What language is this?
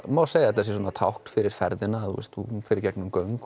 Icelandic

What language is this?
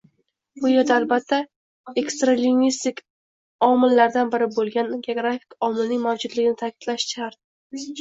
Uzbek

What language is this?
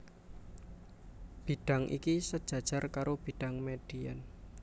Javanese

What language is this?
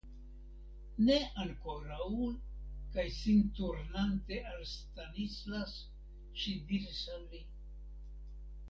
Esperanto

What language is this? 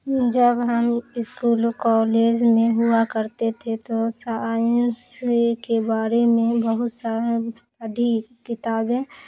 Urdu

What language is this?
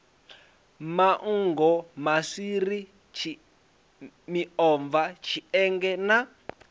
Venda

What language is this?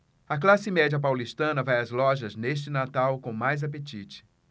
Portuguese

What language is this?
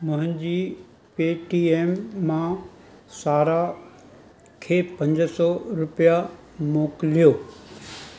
Sindhi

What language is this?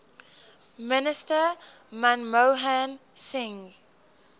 English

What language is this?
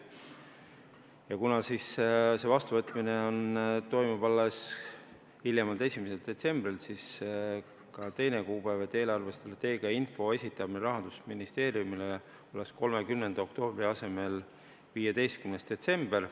Estonian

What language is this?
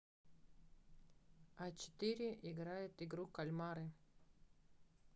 Russian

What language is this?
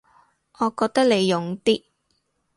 Cantonese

